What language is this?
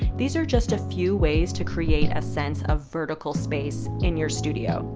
English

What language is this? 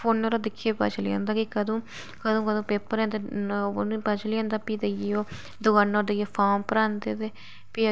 Dogri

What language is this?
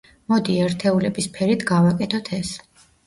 Georgian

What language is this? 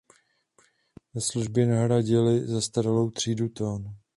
Czech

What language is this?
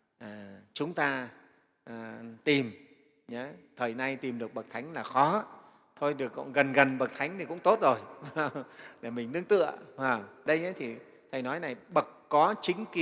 Vietnamese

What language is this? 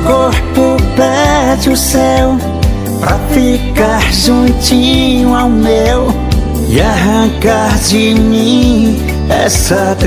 Portuguese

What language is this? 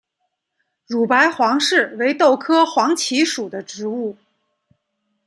Chinese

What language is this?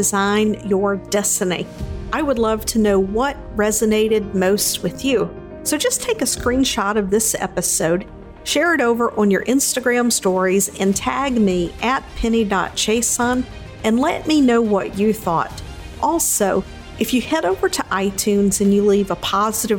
English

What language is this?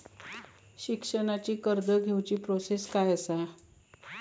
Marathi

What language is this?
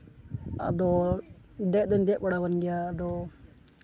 Santali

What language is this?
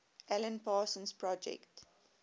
English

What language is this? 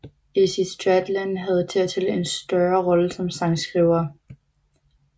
Danish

